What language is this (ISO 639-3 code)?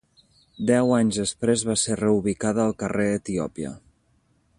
cat